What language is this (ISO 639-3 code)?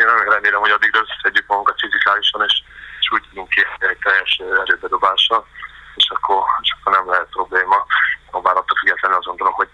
hun